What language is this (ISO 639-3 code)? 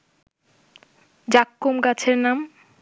ben